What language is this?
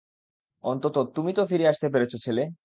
Bangla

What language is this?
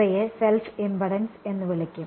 Malayalam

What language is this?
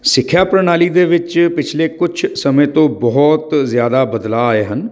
Punjabi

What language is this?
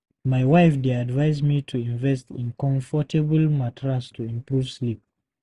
Nigerian Pidgin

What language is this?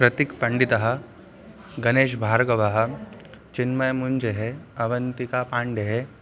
Sanskrit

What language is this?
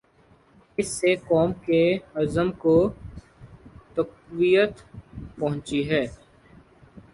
Urdu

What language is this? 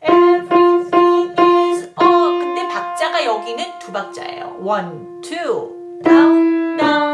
Korean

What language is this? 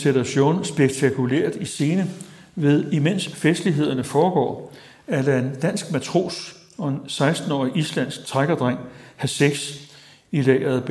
Danish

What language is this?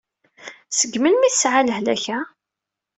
Kabyle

